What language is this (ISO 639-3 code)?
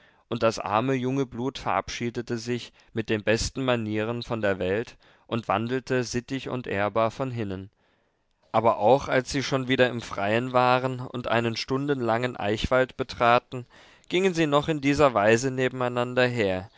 deu